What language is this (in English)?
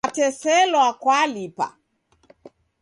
Taita